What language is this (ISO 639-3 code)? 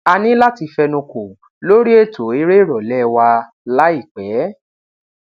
yor